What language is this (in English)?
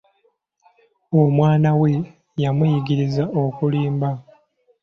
Ganda